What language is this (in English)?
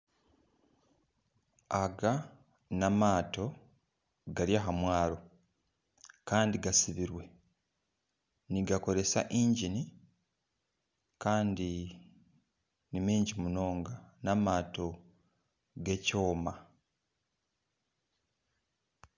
Nyankole